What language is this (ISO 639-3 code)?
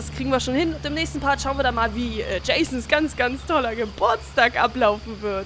deu